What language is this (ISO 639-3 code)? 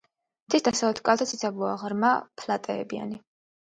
kat